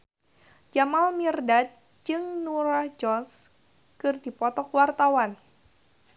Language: Sundanese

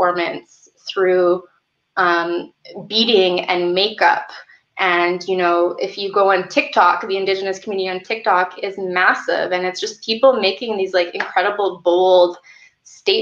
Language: English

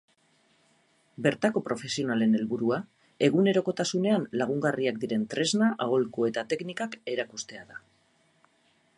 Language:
Basque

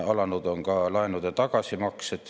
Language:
Estonian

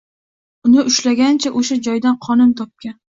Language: Uzbek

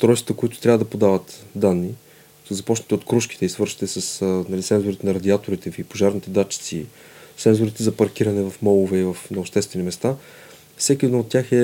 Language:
Bulgarian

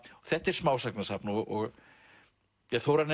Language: Icelandic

